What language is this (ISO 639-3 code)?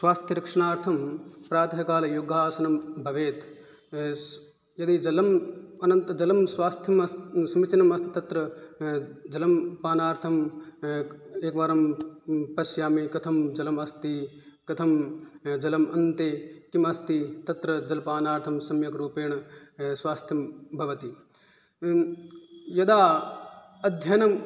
san